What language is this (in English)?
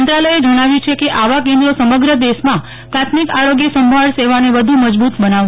Gujarati